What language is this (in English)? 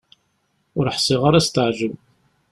Kabyle